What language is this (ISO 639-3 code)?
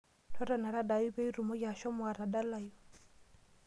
mas